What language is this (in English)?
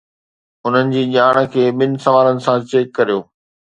Sindhi